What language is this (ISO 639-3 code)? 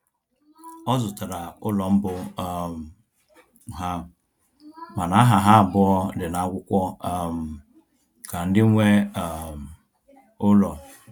ibo